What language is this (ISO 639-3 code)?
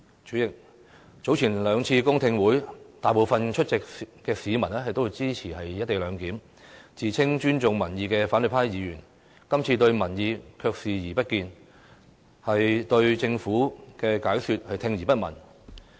yue